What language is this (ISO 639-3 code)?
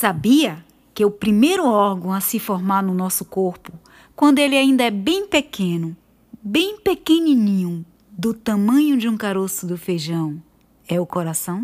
por